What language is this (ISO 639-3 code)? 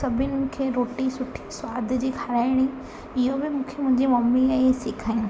snd